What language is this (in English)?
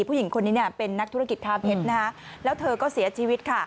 Thai